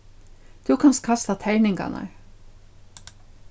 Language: Faroese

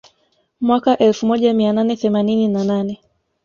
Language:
Swahili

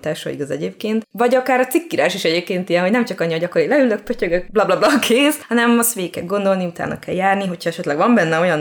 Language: Hungarian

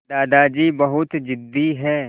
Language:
Hindi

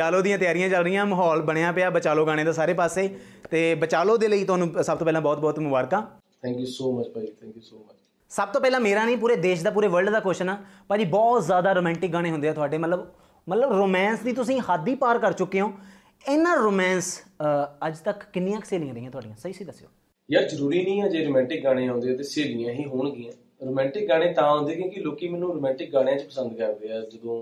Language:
Punjabi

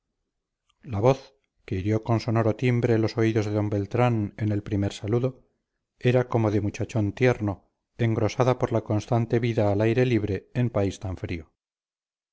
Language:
Spanish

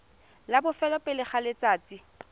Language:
Tswana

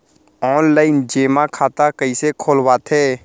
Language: Chhattisgarhi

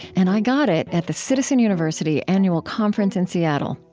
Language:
English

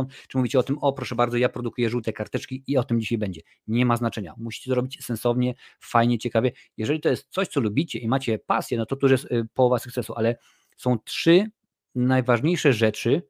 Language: Polish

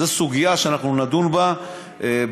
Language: Hebrew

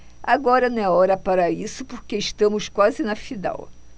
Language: Portuguese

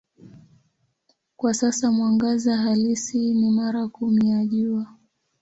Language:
Swahili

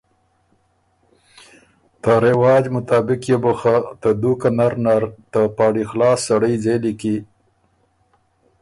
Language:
Ormuri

